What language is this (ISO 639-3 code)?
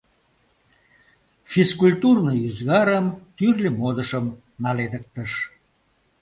chm